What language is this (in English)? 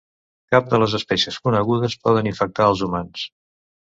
Catalan